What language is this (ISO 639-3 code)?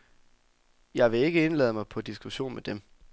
dan